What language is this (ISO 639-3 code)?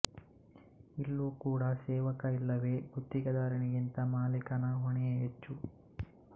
kan